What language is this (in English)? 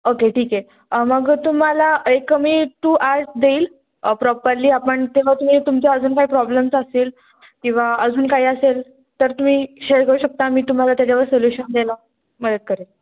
Marathi